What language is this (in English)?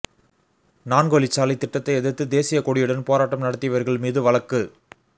Tamil